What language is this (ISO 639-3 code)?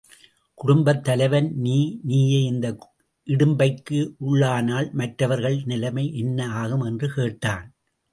tam